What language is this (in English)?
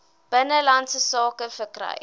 Afrikaans